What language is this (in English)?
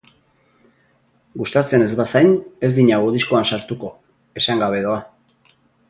Basque